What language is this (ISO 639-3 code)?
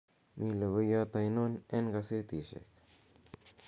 kln